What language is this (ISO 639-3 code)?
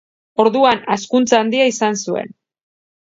eus